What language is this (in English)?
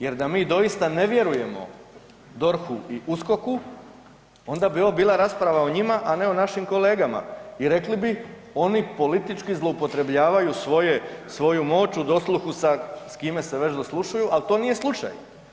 Croatian